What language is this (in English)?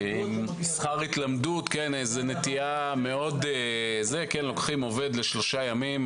Hebrew